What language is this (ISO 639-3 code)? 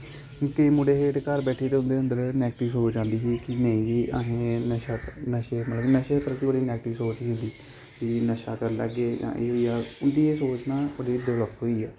doi